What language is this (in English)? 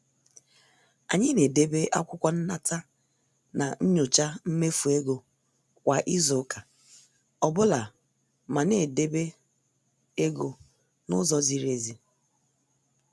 Igbo